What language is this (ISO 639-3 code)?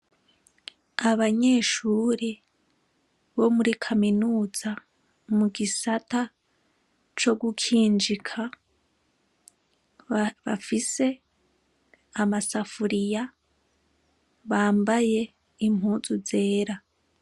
run